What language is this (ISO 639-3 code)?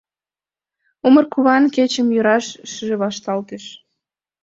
chm